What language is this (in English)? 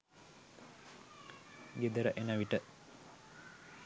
Sinhala